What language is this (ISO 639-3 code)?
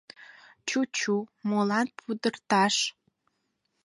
chm